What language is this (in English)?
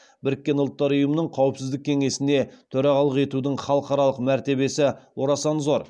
Kazakh